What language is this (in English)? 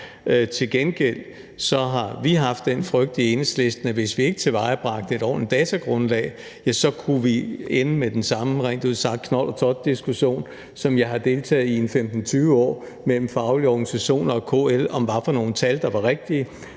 Danish